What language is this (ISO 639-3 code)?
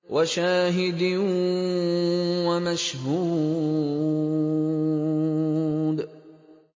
ara